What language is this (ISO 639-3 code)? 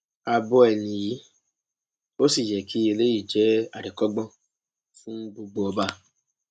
yor